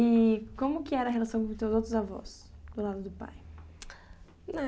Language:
Portuguese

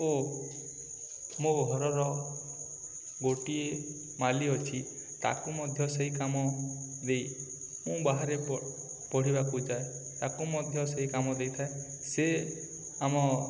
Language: Odia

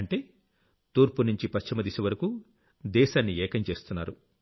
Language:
Telugu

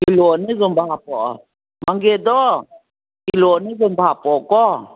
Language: Manipuri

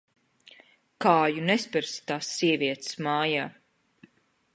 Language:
Latvian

